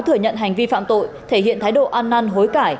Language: Vietnamese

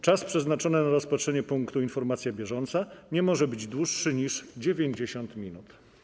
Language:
Polish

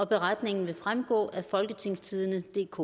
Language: Danish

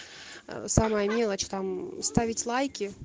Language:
Russian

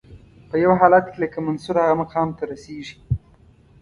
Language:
Pashto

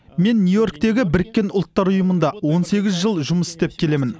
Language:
Kazakh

